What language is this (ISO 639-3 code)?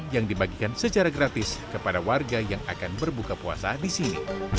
ind